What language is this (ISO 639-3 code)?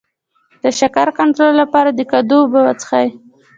pus